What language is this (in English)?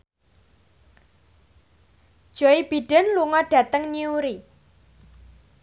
Javanese